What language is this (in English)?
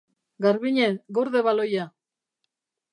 Basque